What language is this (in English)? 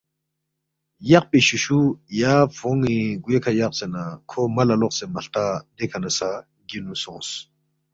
Balti